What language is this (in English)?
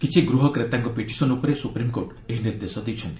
Odia